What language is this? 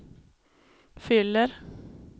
Swedish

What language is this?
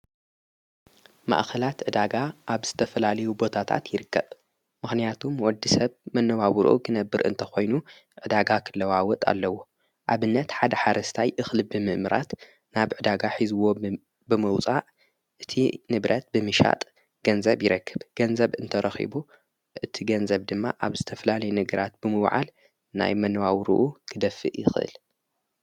Tigrinya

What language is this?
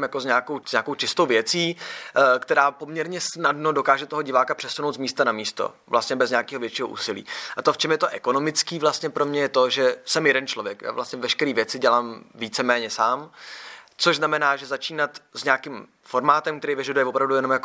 Czech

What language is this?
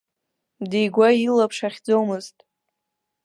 Abkhazian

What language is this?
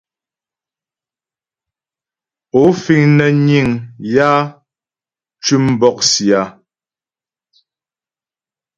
Ghomala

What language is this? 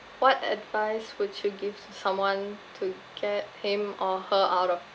English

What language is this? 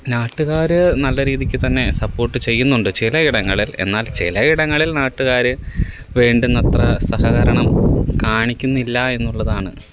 Malayalam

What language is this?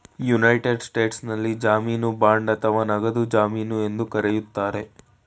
Kannada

